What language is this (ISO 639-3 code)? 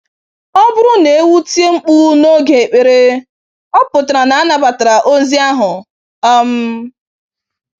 ibo